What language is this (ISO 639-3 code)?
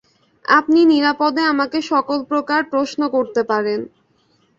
ben